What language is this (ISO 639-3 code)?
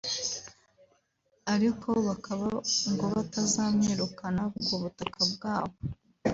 kin